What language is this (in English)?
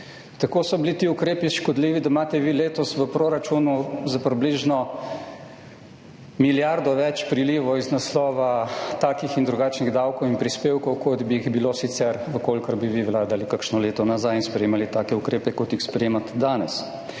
Slovenian